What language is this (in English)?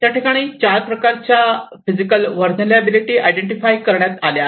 Marathi